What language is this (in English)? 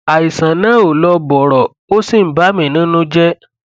Yoruba